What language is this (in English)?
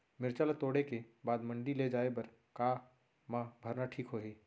Chhattisgarhi